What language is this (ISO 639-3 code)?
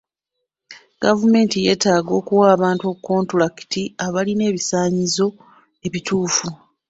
lug